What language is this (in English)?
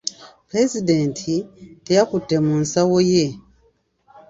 Ganda